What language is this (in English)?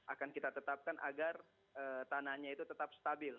Indonesian